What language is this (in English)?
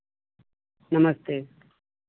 Hindi